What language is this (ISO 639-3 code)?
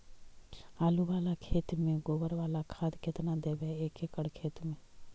mag